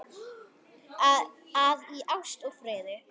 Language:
Icelandic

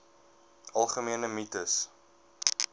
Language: Afrikaans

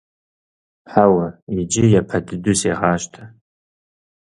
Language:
Kabardian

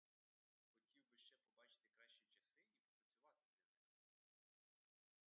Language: Ukrainian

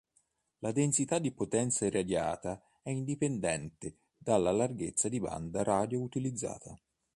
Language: Italian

